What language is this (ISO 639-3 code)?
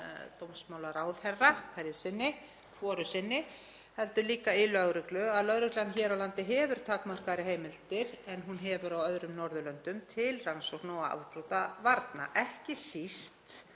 isl